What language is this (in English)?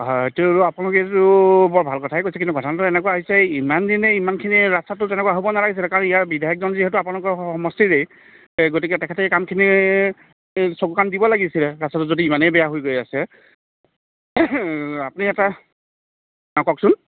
Assamese